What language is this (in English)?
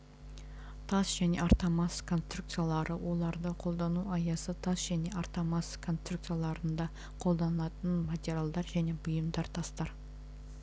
Kazakh